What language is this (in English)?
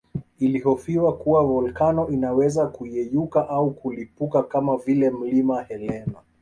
Swahili